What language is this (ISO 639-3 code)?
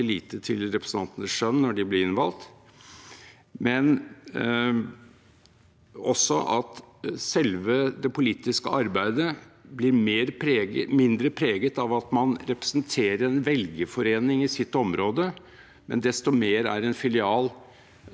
nor